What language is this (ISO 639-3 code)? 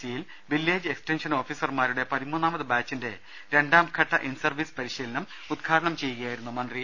mal